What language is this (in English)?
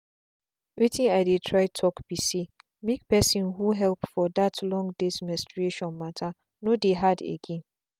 Nigerian Pidgin